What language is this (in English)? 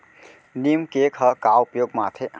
Chhattisgarhi